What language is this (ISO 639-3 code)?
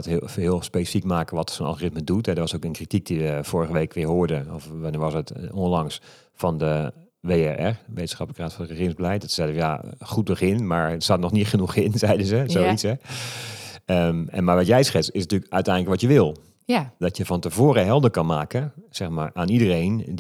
nld